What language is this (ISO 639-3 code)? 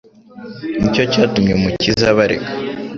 kin